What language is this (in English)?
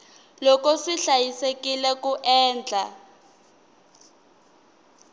Tsonga